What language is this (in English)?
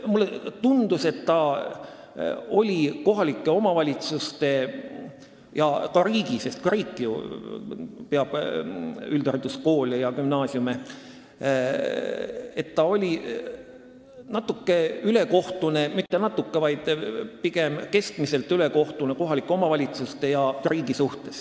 Estonian